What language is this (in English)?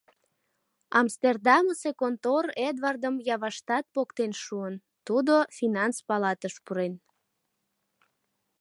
Mari